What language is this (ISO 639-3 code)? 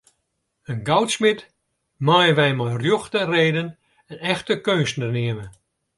fry